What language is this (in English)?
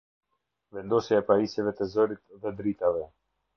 Albanian